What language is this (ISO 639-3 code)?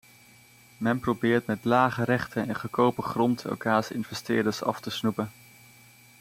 nld